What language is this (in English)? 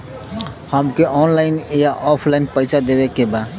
Bhojpuri